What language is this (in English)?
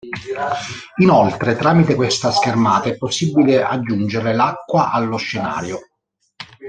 Italian